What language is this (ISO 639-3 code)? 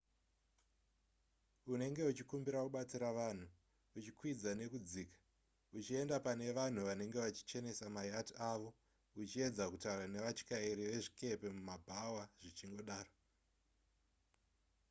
sna